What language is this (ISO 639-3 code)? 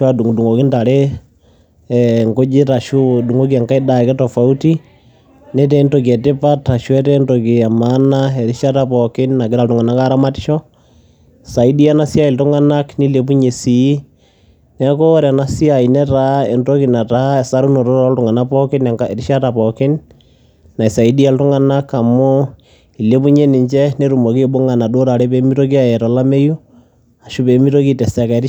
mas